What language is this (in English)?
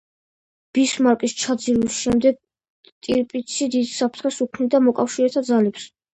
Georgian